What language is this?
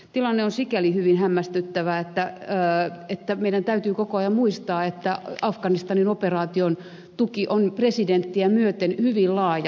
Finnish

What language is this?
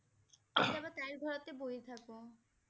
Assamese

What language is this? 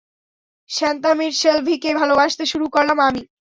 Bangla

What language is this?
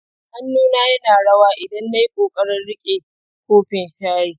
Hausa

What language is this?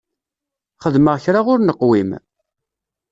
Kabyle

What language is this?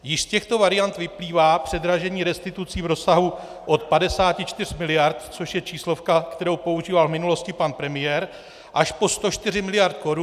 Czech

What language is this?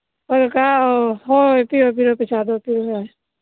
Manipuri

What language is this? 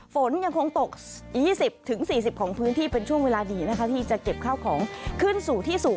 Thai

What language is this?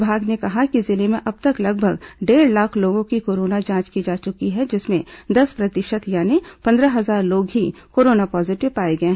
Hindi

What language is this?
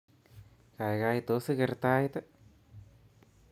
Kalenjin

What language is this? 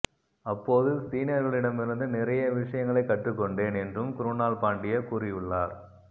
Tamil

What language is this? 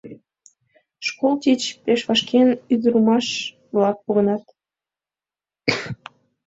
Mari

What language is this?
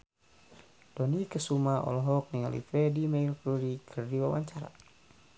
Sundanese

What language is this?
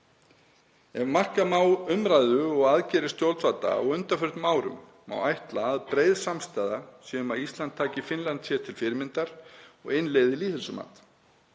Icelandic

